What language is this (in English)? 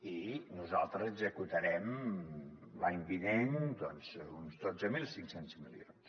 Catalan